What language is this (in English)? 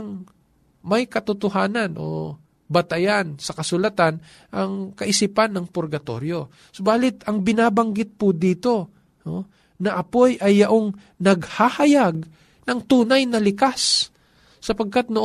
Filipino